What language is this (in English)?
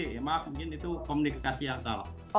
Indonesian